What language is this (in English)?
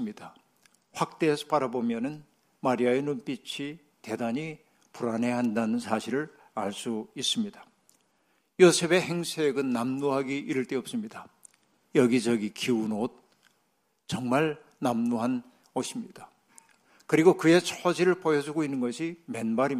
Korean